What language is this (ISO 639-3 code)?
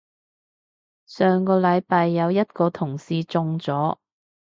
yue